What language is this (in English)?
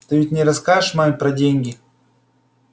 Russian